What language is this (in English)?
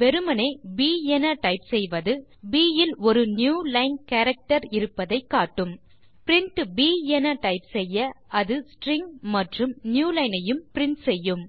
Tamil